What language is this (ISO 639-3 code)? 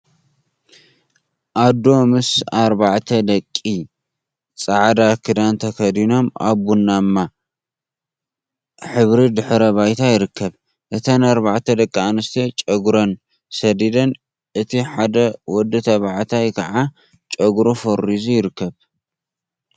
tir